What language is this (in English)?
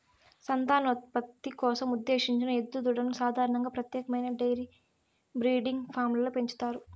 Telugu